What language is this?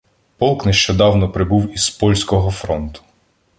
Ukrainian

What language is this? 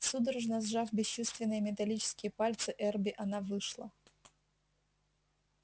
Russian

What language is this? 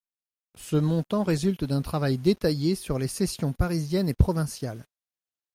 French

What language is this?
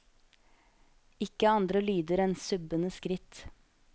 Norwegian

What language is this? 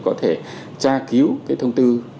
Vietnamese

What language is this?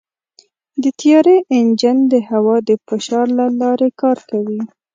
Pashto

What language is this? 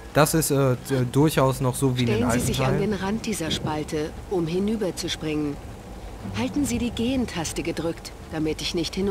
German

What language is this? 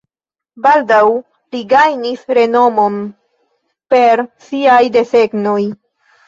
Esperanto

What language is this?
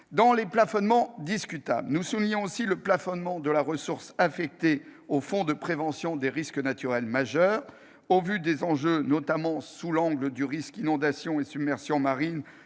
French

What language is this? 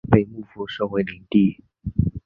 Chinese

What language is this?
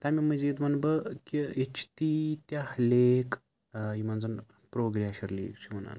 Kashmiri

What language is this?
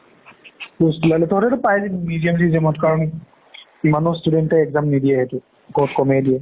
Assamese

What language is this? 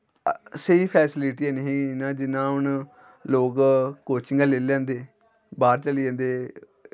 Dogri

